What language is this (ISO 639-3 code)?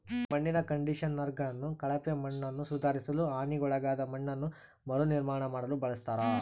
kan